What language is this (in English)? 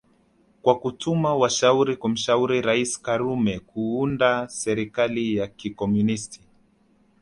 Swahili